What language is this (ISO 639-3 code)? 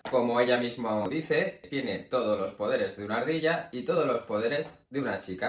spa